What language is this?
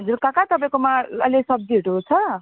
Nepali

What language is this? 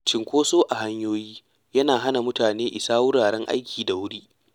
Hausa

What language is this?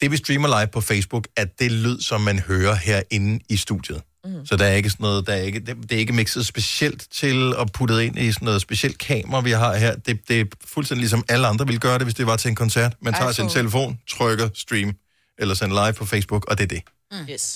Danish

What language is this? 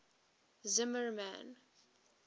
English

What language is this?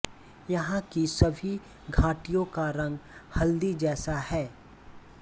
Hindi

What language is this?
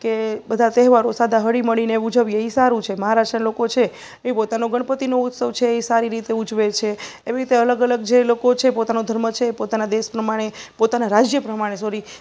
Gujarati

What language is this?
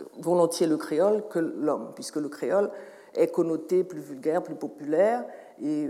French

